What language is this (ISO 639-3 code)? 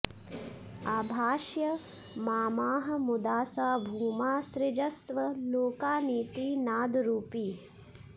san